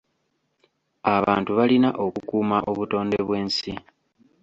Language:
Ganda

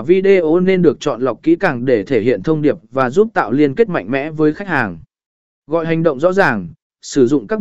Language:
Vietnamese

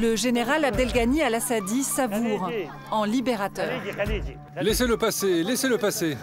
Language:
French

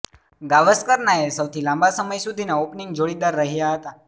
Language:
Gujarati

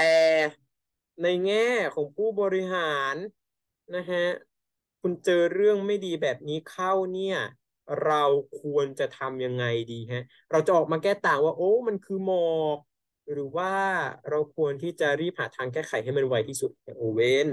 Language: Thai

